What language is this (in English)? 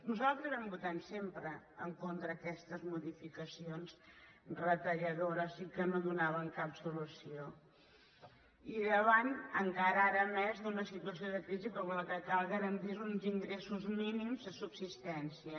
Catalan